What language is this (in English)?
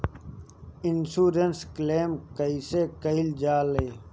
Bhojpuri